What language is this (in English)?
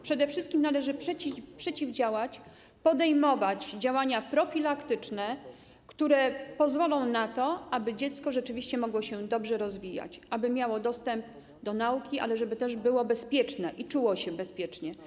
Polish